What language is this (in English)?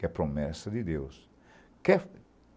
Portuguese